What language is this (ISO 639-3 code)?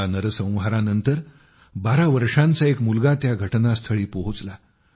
mar